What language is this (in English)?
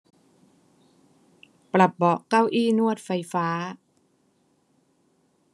Thai